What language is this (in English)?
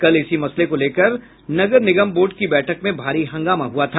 Hindi